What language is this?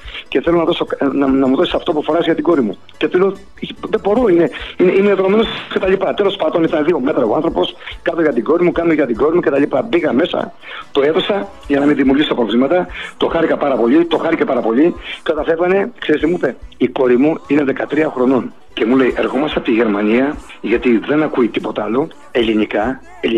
Greek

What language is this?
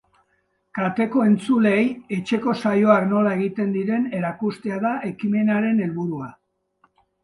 Basque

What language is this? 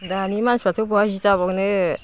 Bodo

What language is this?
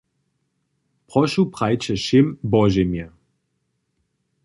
Upper Sorbian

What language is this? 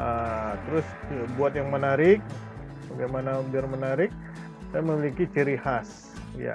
Indonesian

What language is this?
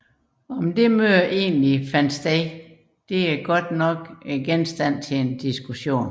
Danish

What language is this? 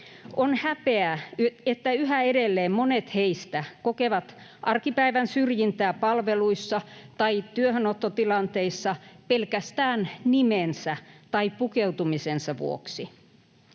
Finnish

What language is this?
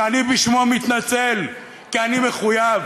Hebrew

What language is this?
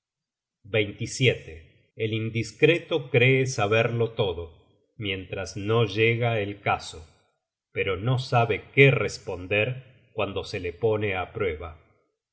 Spanish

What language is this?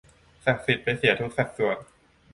Thai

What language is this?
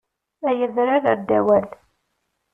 Kabyle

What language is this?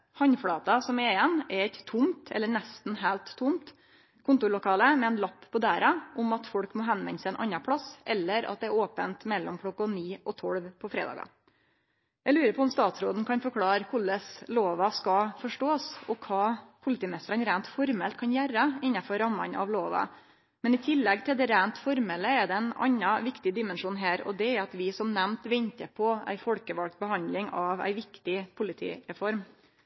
Norwegian Nynorsk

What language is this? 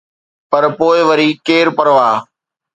Sindhi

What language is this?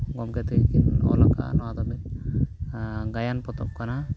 Santali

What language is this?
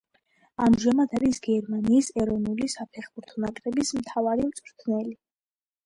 Georgian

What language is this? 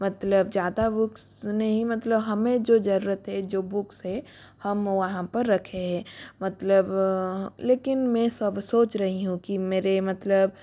Hindi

